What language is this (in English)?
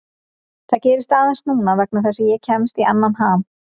Icelandic